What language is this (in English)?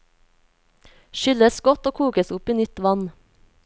Norwegian